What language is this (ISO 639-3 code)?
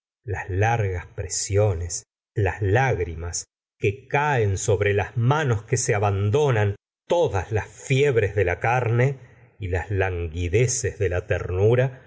spa